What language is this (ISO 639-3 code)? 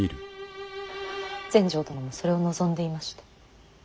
jpn